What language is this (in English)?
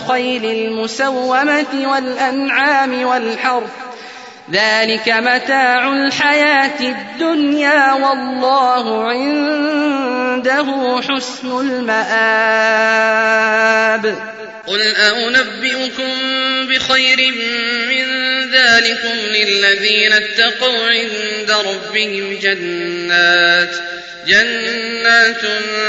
Arabic